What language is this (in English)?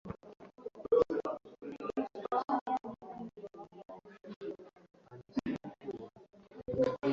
Swahili